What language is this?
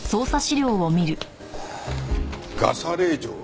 Japanese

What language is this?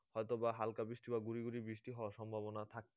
Bangla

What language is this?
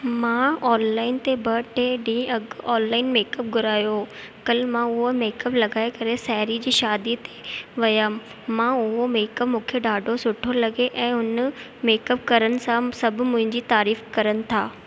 Sindhi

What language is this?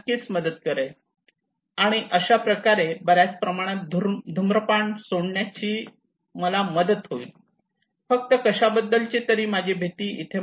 Marathi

